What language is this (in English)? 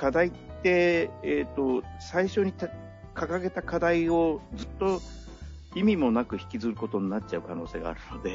Japanese